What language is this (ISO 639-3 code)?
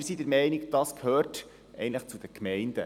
gsw